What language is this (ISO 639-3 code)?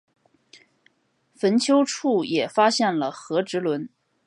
zho